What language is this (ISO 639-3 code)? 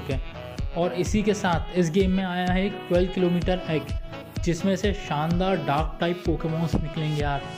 hin